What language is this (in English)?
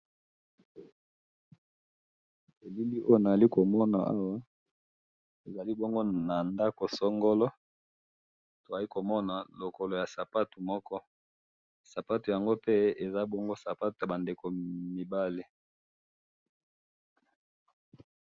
Lingala